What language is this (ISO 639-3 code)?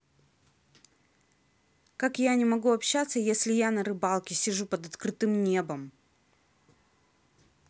rus